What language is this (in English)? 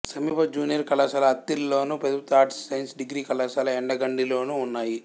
Telugu